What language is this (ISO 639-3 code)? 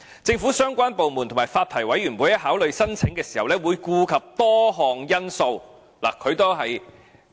yue